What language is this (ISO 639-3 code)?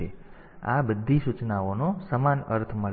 guj